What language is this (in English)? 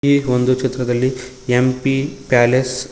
Kannada